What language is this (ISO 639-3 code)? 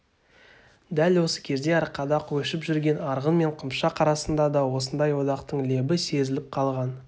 kaz